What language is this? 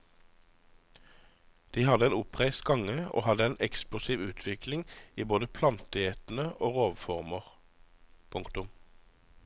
Norwegian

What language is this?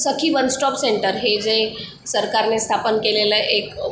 Marathi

